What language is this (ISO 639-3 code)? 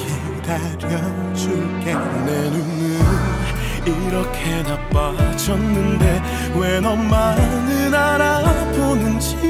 ara